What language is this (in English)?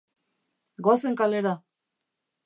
Basque